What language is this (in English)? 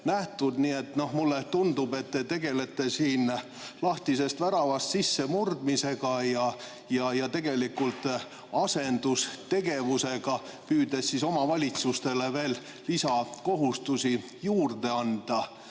Estonian